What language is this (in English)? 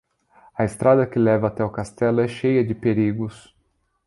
Portuguese